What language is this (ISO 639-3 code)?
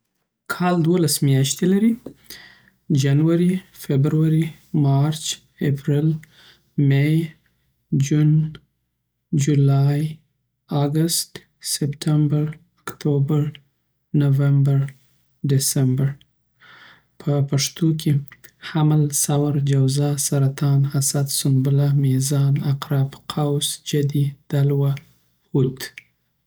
pbt